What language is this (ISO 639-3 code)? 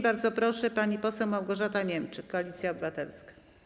pol